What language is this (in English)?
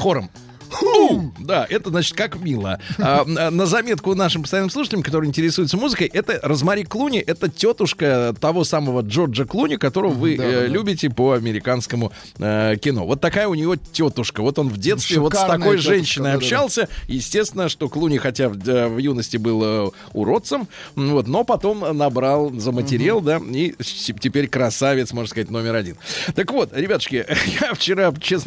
Russian